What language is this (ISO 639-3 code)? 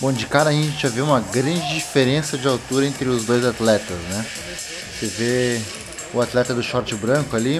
por